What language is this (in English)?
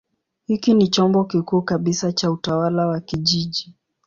Swahili